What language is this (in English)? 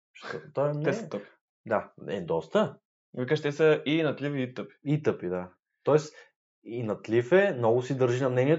Bulgarian